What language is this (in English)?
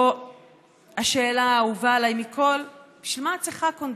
Hebrew